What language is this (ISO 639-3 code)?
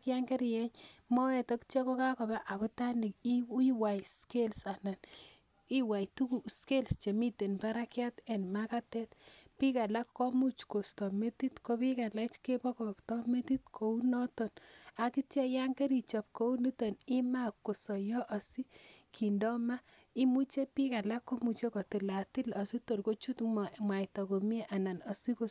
kln